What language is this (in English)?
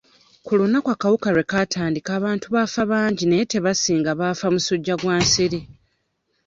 Ganda